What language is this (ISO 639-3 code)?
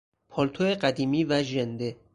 fas